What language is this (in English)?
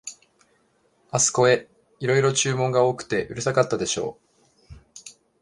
Japanese